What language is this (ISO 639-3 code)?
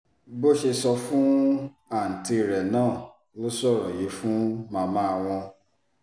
yor